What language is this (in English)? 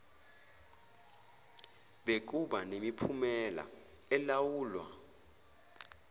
Zulu